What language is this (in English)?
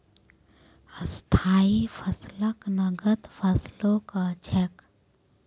Magahi